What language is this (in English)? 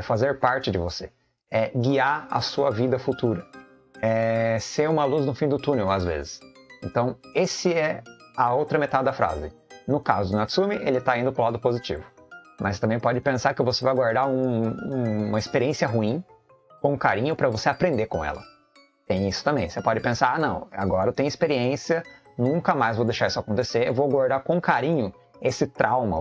Portuguese